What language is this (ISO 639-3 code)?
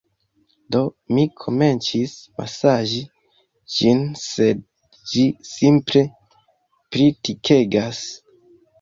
epo